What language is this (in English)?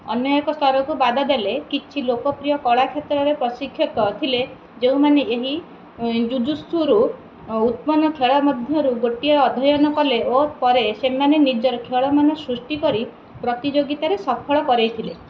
Odia